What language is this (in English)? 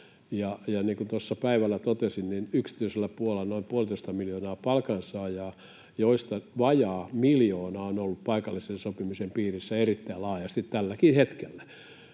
Finnish